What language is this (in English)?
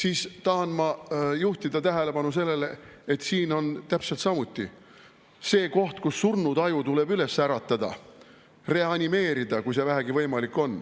Estonian